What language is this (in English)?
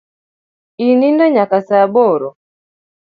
Luo (Kenya and Tanzania)